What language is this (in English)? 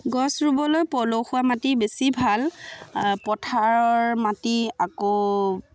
Assamese